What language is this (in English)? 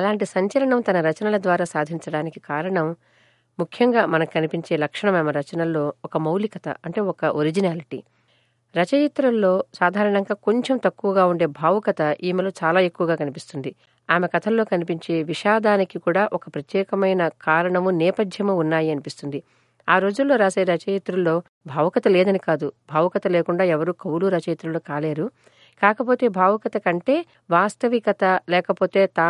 Telugu